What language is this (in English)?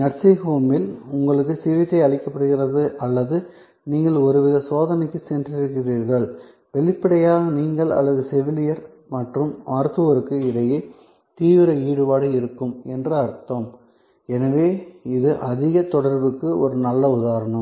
Tamil